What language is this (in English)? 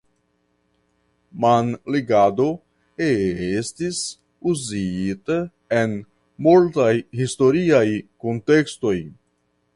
Esperanto